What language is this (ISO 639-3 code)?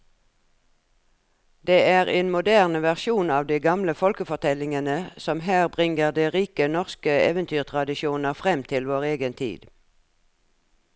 nor